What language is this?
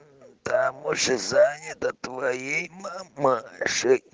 Russian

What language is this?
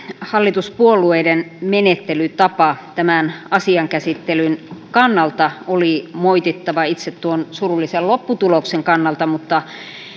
Finnish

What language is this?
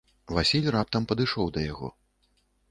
Belarusian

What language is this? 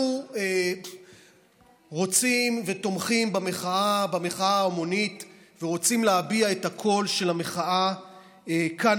Hebrew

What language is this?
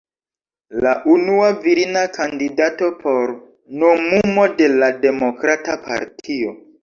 Esperanto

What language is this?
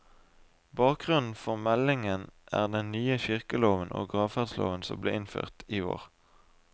Norwegian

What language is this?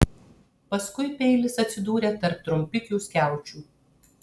Lithuanian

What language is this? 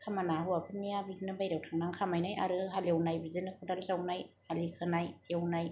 Bodo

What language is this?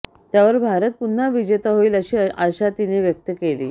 Marathi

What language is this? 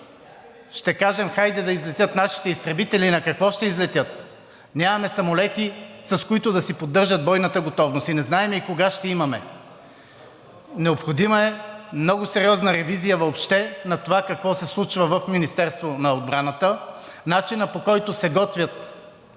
Bulgarian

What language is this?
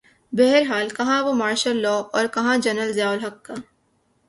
Urdu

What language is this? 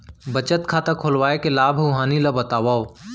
Chhattisgarhi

